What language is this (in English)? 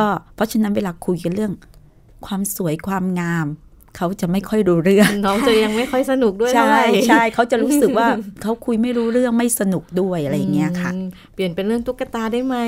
Thai